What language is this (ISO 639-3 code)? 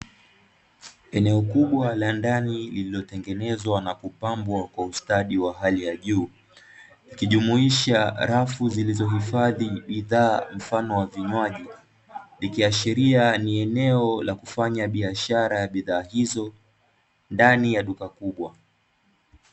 swa